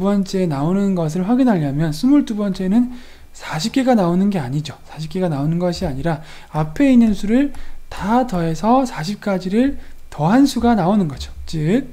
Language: Korean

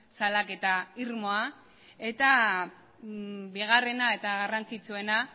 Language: Basque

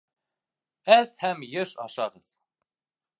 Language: Bashkir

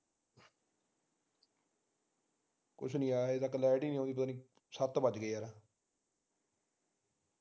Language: Punjabi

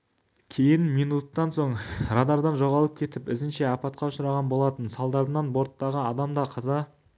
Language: Kazakh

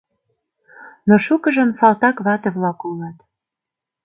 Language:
Mari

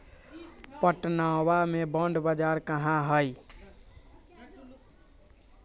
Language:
Magahi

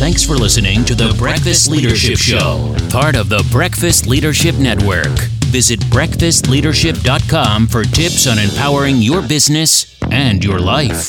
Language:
English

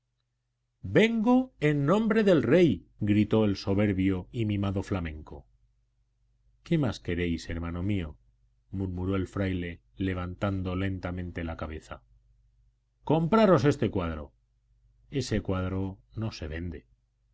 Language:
Spanish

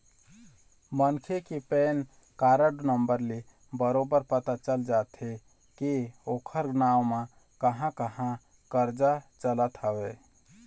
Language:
Chhattisgarhi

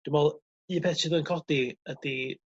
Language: Welsh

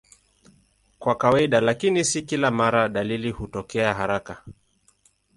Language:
Swahili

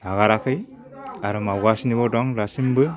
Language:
Bodo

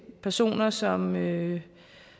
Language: Danish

